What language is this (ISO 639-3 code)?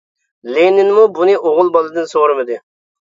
uig